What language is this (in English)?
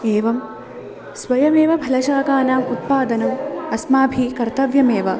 Sanskrit